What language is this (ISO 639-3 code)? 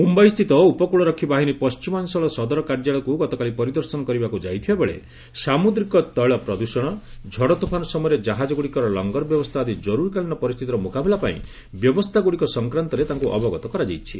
ori